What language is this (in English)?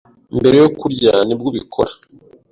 Kinyarwanda